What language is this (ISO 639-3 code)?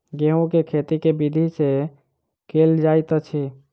mai